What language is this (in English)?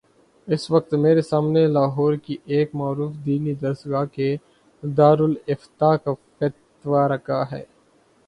Urdu